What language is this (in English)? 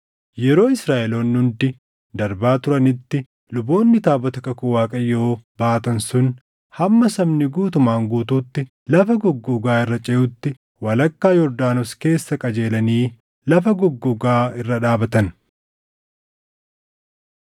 Oromo